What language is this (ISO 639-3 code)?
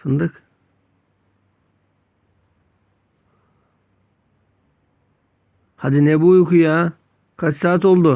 tur